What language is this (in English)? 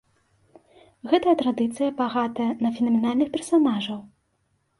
Belarusian